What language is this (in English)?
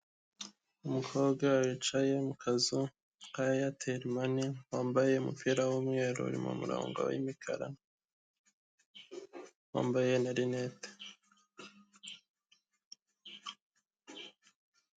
Kinyarwanda